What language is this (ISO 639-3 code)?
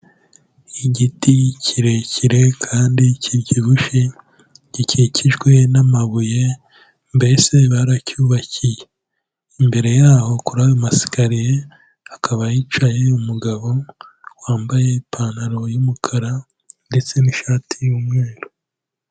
kin